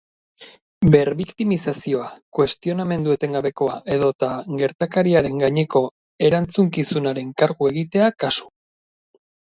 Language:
Basque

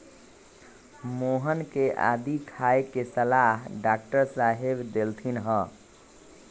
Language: Magahi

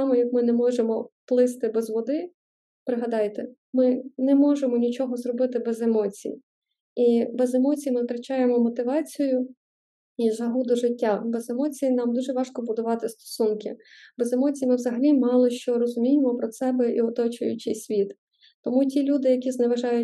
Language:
Ukrainian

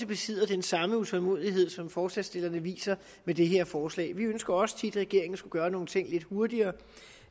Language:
Danish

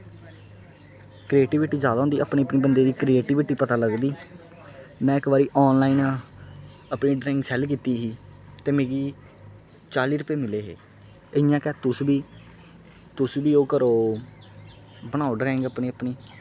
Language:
Dogri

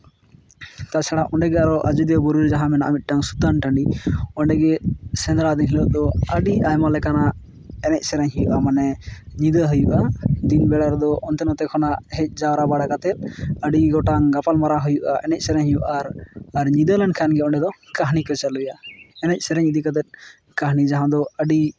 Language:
Santali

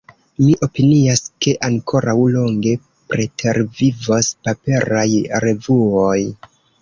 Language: Esperanto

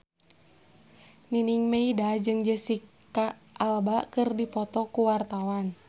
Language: Sundanese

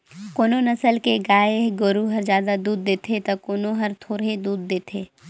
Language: Chhattisgarhi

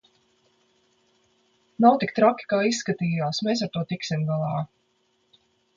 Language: Latvian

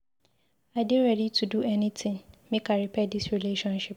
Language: Nigerian Pidgin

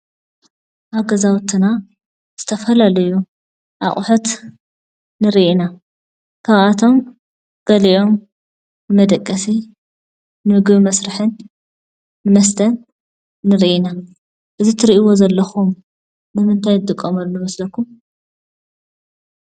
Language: Tigrinya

